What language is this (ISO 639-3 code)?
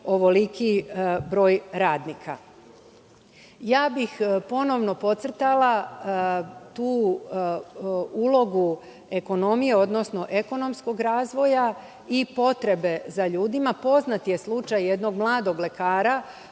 srp